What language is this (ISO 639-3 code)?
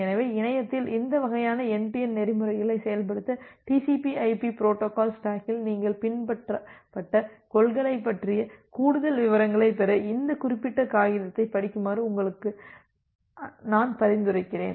tam